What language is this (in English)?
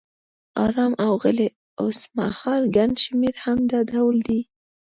Pashto